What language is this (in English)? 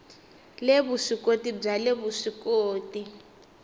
Tsonga